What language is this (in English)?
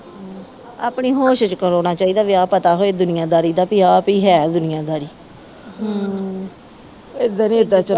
Punjabi